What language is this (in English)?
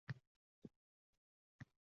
Uzbek